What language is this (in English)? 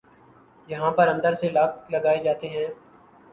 Urdu